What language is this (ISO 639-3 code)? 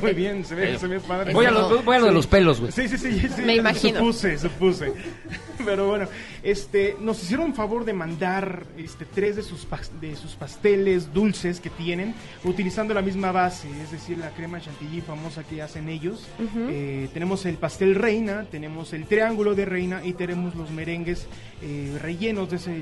spa